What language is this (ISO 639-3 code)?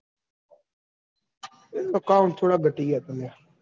guj